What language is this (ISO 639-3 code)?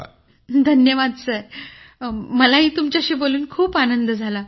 mar